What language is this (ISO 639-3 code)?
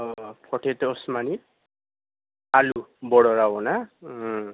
brx